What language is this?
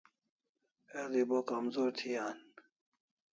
Kalasha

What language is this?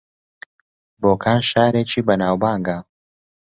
Central Kurdish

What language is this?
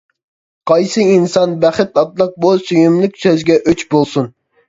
Uyghur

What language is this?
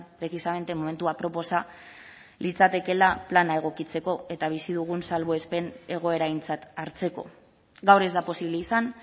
Basque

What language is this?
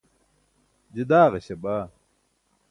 Burushaski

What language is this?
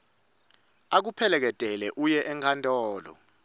Swati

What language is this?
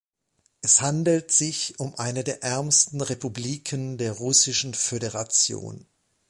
German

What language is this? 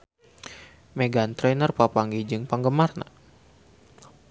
Sundanese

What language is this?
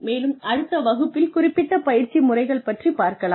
Tamil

